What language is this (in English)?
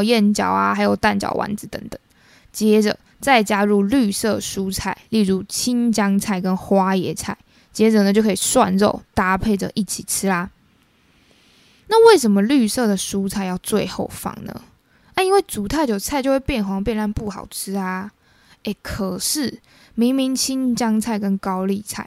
Chinese